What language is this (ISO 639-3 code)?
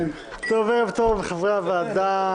heb